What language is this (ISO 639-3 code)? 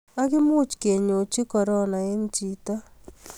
kln